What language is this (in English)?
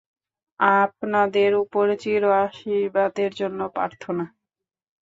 Bangla